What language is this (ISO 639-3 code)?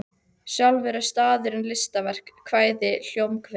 isl